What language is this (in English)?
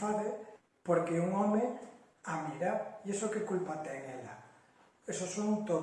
Galician